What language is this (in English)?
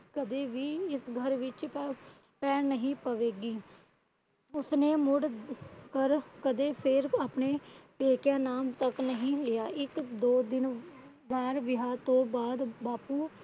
Punjabi